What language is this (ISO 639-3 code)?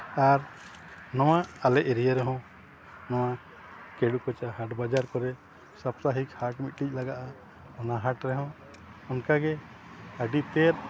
sat